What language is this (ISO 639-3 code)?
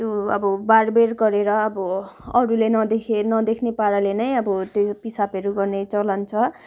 nep